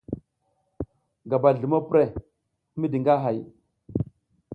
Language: South Giziga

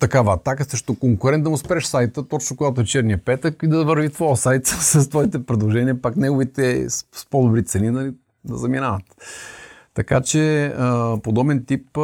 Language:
Bulgarian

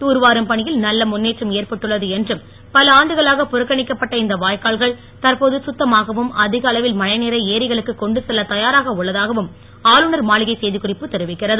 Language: Tamil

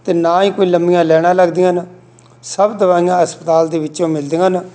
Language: Punjabi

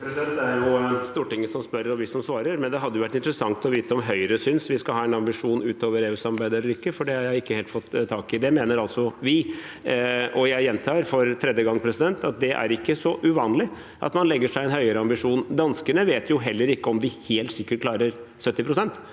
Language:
Norwegian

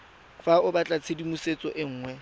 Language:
Tswana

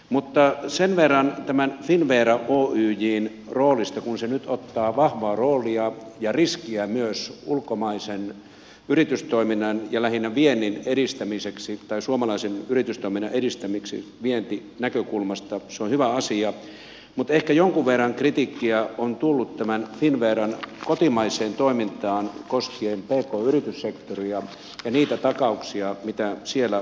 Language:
Finnish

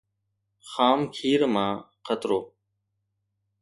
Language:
Sindhi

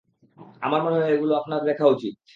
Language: Bangla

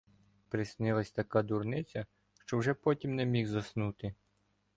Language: Ukrainian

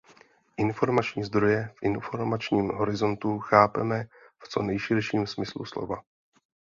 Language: Czech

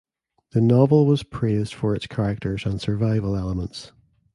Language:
English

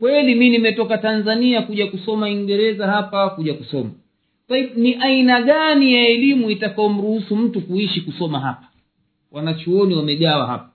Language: Swahili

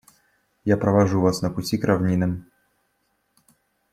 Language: Russian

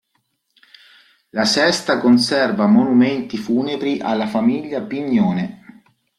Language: Italian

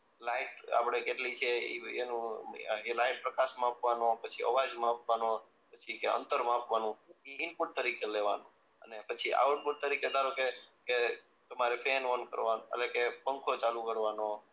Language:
Gujarati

